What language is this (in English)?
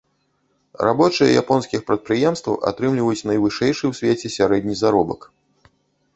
Belarusian